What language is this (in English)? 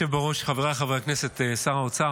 Hebrew